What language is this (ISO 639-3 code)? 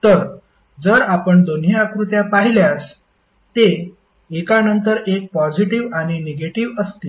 mar